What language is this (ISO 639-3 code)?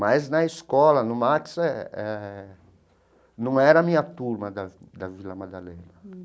por